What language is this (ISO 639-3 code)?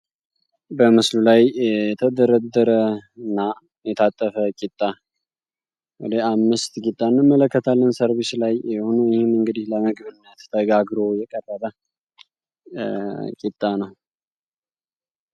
amh